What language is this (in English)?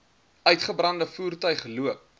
Afrikaans